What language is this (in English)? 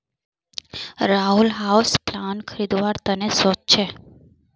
Magahi